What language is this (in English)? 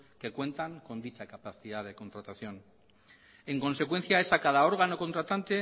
Spanish